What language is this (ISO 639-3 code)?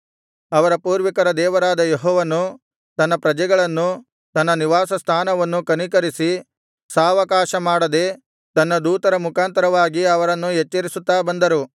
kan